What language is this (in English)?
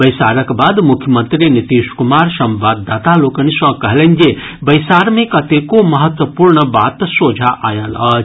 Maithili